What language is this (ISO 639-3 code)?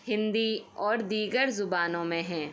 urd